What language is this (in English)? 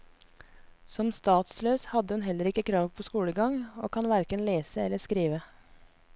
Norwegian